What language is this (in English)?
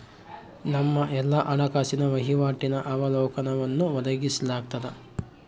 Kannada